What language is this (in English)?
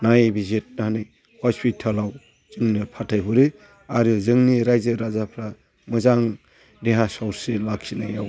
Bodo